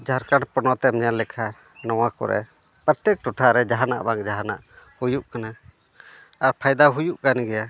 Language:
Santali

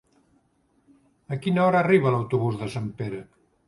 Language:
Catalan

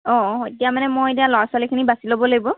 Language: Assamese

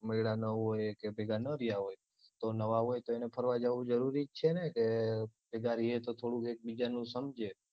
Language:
Gujarati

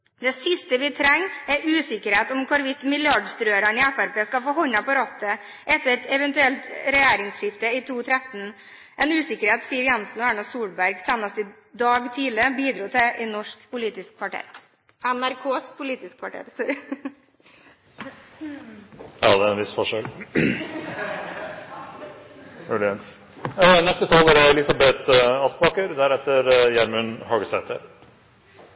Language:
Norwegian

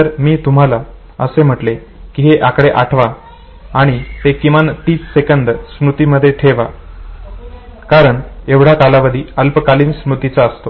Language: Marathi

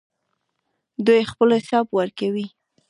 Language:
Pashto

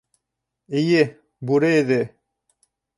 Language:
Bashkir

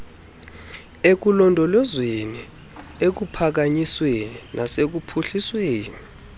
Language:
Xhosa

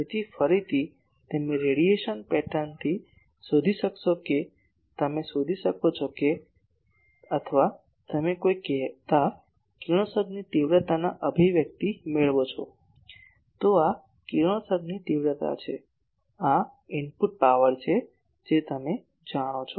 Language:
Gujarati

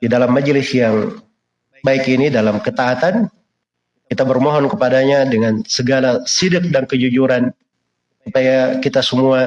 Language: Indonesian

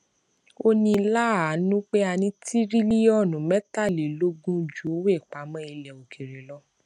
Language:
Yoruba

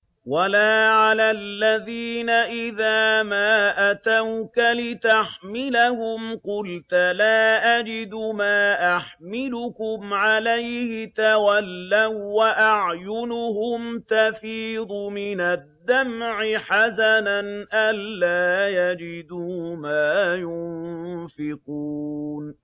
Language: Arabic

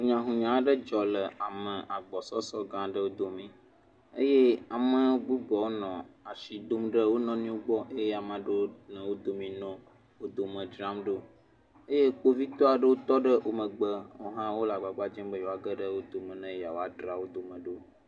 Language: Ewe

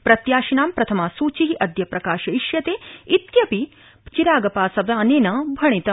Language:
Sanskrit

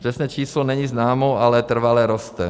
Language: Czech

